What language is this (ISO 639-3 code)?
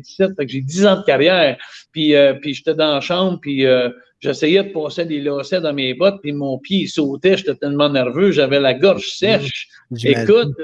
fra